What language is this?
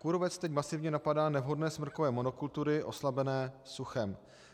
Czech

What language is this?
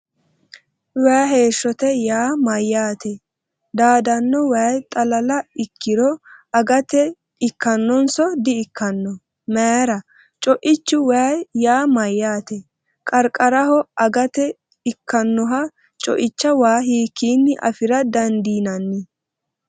Sidamo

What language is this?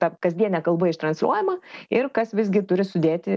Lithuanian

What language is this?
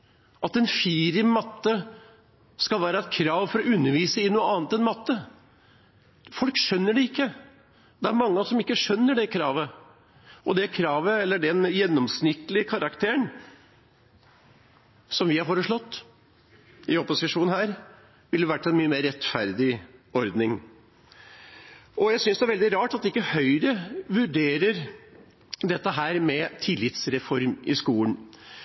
Norwegian Bokmål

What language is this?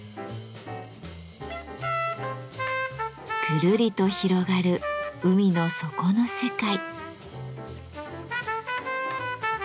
Japanese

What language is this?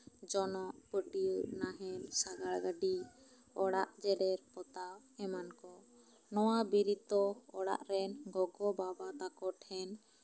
Santali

